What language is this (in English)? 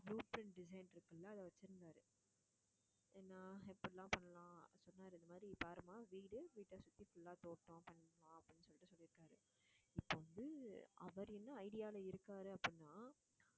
Tamil